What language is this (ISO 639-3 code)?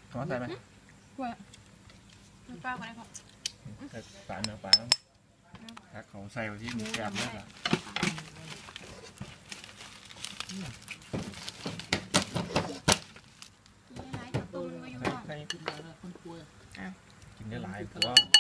tha